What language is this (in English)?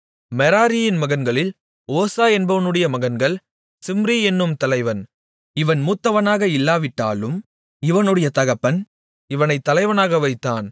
Tamil